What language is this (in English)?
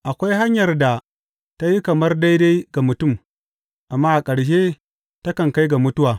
Hausa